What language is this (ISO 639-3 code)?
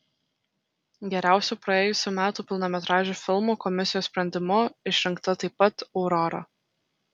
lit